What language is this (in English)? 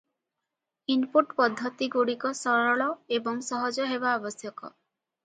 Odia